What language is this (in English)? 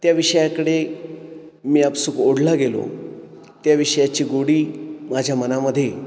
Marathi